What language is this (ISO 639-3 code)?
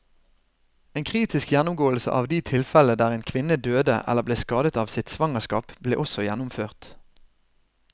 nor